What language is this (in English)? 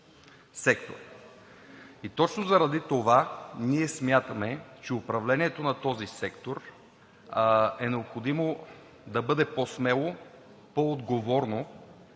Bulgarian